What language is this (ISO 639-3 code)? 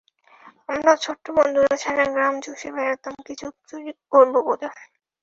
ben